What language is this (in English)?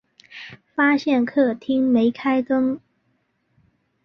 Chinese